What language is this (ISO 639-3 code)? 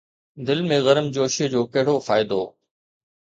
snd